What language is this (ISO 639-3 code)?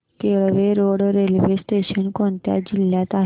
mar